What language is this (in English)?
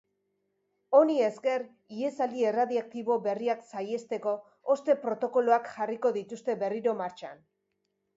Basque